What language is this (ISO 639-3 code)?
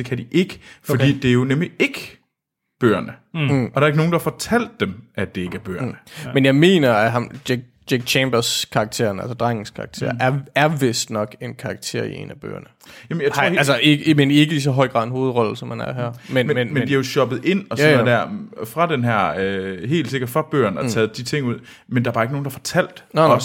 dan